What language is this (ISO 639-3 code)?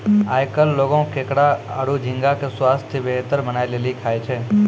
mai